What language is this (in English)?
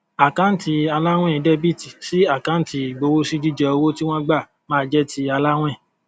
Yoruba